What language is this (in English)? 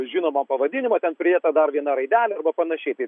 Lithuanian